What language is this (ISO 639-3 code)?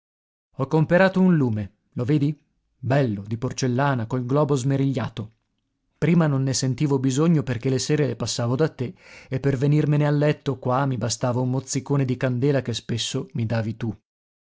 ita